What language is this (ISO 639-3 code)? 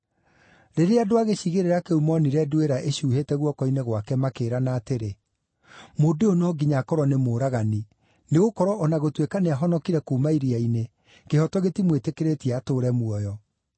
kik